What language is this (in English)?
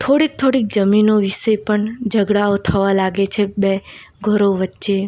Gujarati